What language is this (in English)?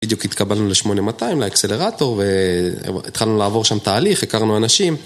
Hebrew